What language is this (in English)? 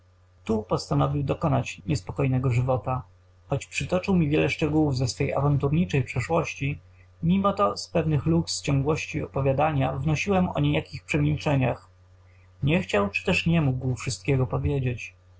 Polish